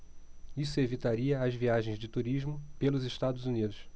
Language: Portuguese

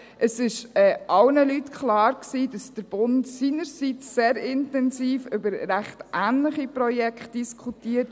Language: Swiss German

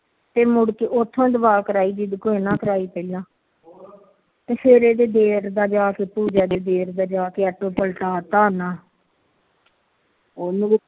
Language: Punjabi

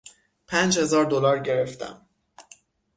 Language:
Persian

